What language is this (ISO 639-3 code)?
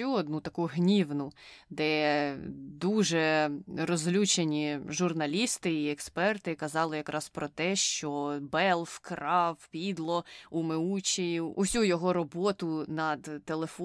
ukr